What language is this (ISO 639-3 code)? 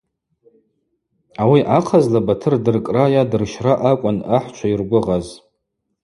abq